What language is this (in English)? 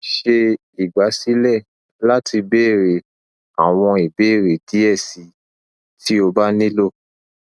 Yoruba